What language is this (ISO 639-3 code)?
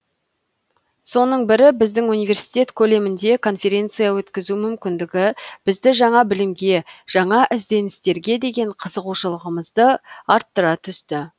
kaz